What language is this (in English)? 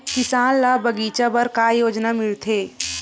Chhattisgarhi